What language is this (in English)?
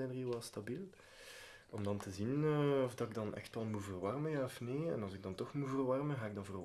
Dutch